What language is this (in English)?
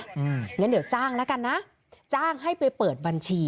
Thai